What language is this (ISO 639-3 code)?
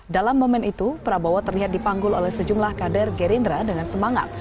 ind